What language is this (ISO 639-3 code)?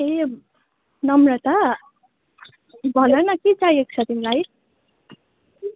nep